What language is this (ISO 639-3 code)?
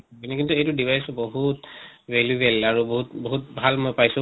asm